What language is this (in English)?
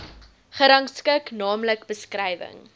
Afrikaans